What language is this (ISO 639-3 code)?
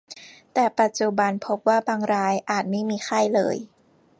tha